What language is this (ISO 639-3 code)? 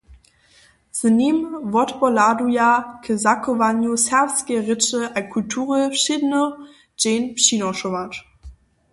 hsb